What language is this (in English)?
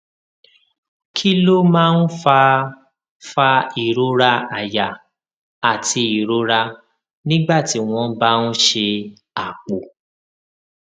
Yoruba